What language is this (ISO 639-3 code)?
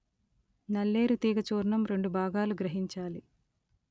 tel